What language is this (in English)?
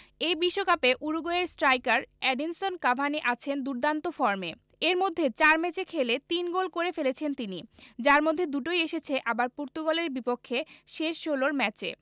Bangla